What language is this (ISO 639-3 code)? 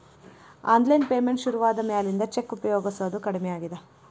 kan